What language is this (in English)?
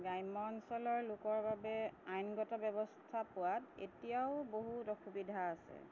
Assamese